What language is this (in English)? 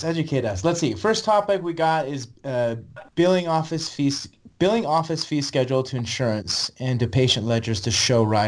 English